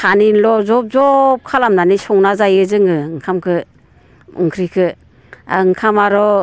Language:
Bodo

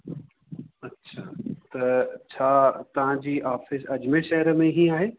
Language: Sindhi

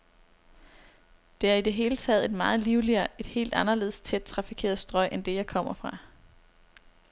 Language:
Danish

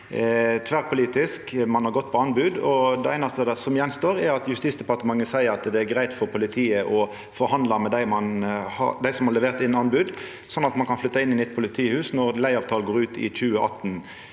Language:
Norwegian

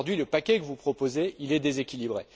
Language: French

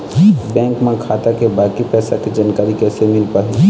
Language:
Chhattisgarhi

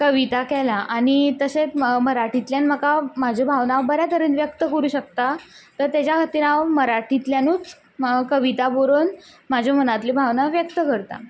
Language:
Konkani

